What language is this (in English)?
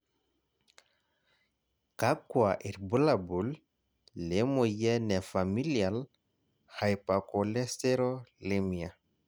Masai